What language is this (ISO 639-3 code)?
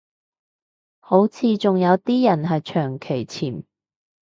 yue